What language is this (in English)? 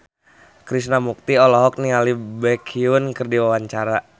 Sundanese